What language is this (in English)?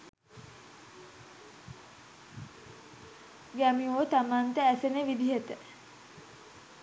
Sinhala